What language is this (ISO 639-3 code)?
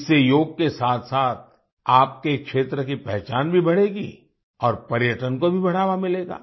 hin